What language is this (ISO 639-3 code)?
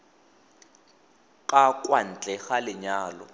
tsn